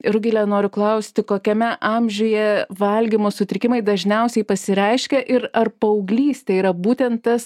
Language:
Lithuanian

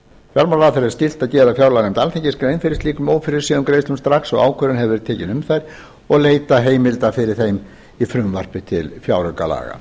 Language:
Icelandic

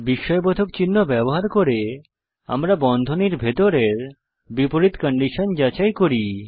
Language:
Bangla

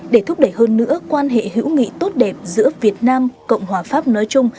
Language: Vietnamese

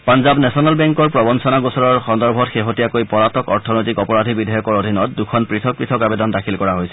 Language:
Assamese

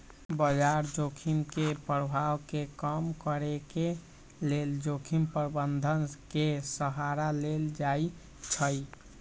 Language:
Magahi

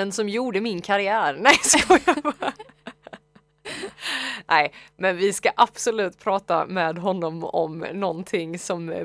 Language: Swedish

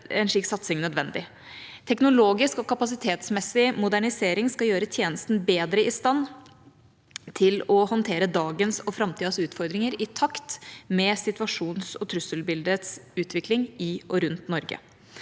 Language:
Norwegian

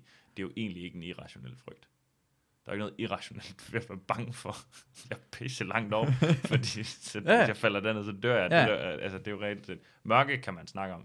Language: Danish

